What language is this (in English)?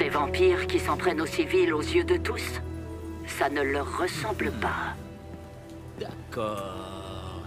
French